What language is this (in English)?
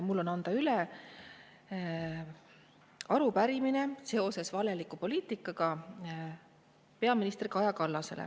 Estonian